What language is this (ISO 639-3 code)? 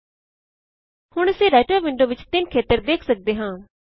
pan